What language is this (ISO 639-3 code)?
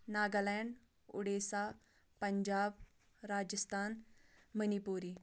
kas